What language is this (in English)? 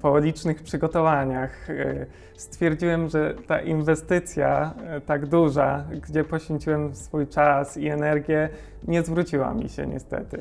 Polish